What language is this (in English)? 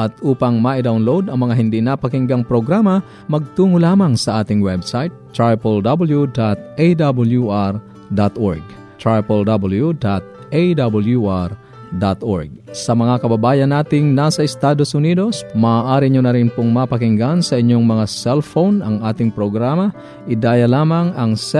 Filipino